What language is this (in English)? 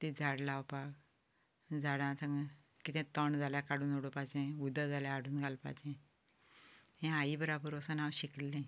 Konkani